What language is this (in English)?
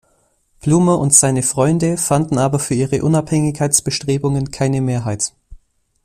German